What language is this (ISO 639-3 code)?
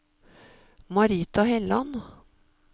nor